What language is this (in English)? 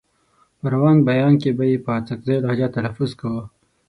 Pashto